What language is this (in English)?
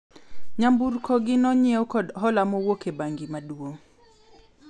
Luo (Kenya and Tanzania)